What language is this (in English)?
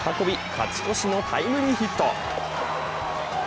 Japanese